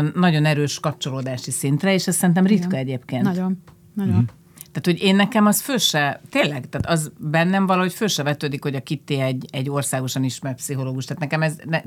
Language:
Hungarian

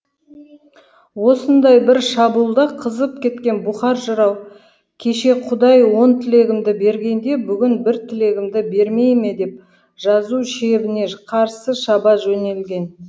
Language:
Kazakh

